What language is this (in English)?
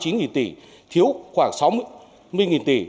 Vietnamese